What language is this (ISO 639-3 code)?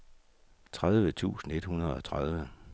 dan